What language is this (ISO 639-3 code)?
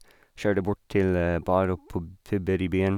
nor